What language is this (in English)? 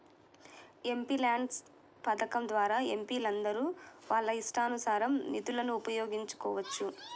Telugu